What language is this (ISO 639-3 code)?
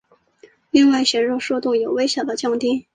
zho